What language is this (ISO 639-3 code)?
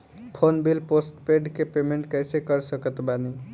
bho